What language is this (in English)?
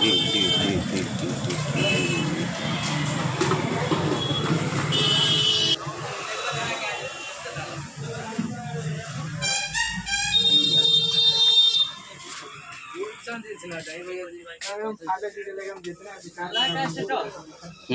Arabic